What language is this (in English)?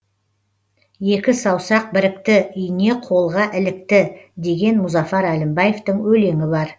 Kazakh